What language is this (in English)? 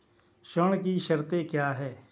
Hindi